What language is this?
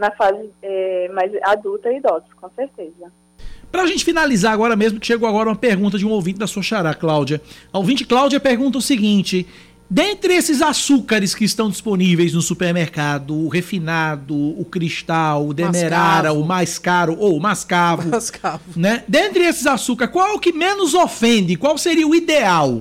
Portuguese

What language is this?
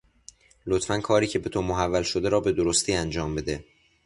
Persian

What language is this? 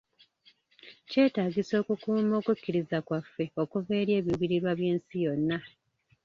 Ganda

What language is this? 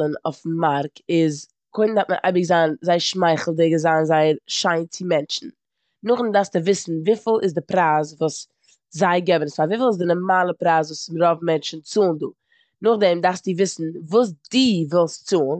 Yiddish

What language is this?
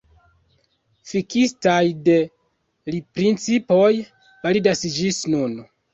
Esperanto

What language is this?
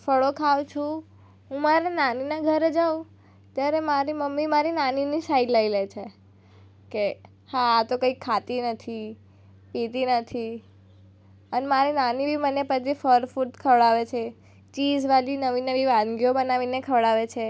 Gujarati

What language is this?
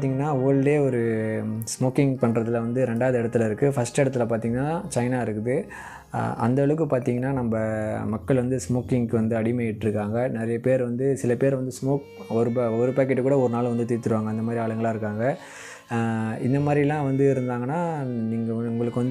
Indonesian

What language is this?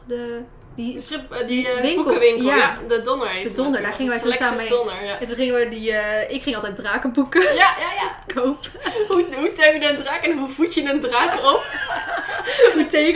Dutch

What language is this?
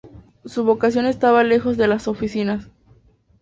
Spanish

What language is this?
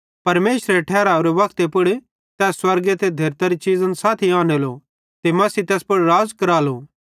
Bhadrawahi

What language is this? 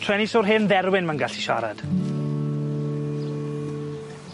Welsh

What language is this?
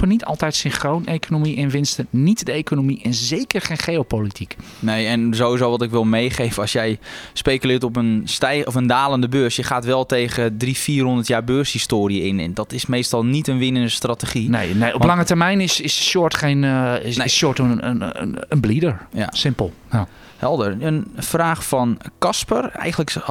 Dutch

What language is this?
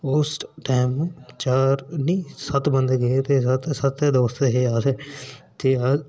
Dogri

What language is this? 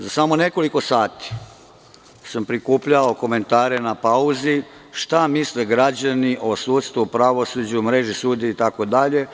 Serbian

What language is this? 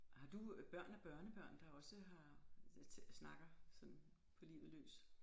Danish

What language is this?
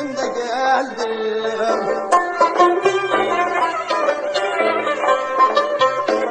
Uzbek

